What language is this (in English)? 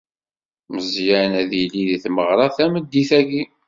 Kabyle